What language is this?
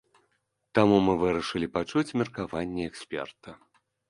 Belarusian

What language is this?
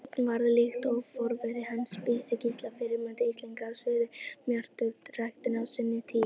Icelandic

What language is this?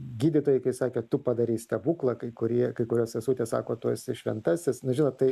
Lithuanian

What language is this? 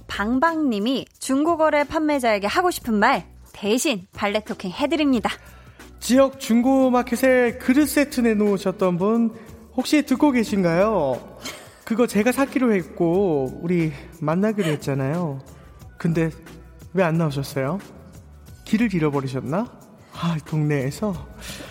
Korean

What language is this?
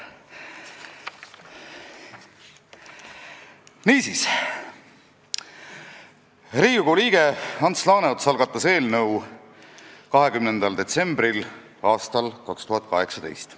Estonian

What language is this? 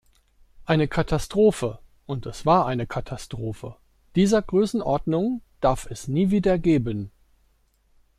German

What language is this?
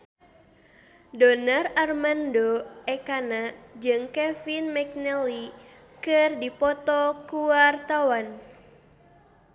Sundanese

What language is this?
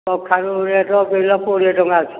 Odia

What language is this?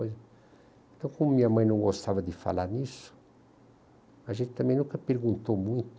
Portuguese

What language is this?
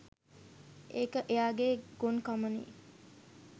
Sinhala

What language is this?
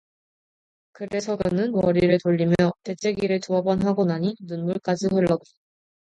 Korean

